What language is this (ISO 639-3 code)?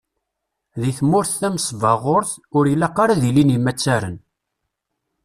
kab